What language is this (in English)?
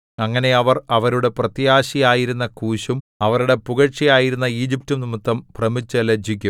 Malayalam